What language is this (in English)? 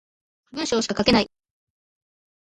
Japanese